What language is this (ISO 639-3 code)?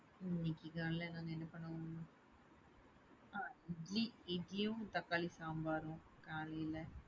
tam